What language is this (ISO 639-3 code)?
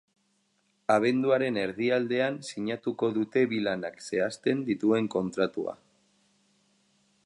eus